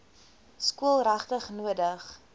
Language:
Afrikaans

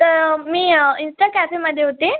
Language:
Marathi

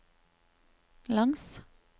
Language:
Norwegian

